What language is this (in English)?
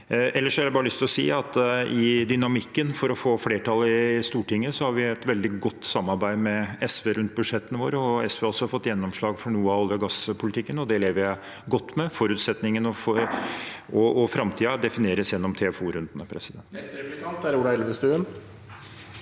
Norwegian